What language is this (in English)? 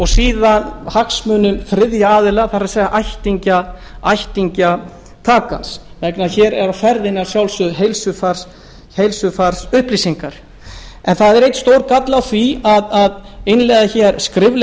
Icelandic